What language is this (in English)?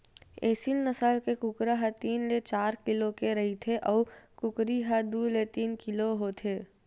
Chhattisgarhi